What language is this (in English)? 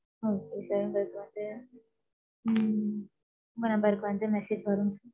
Tamil